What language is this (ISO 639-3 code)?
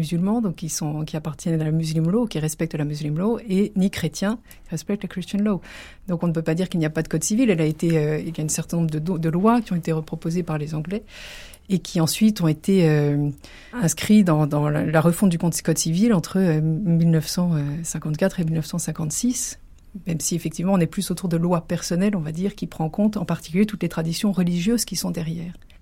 fra